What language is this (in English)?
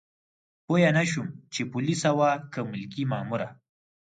Pashto